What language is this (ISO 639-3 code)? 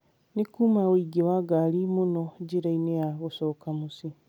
kik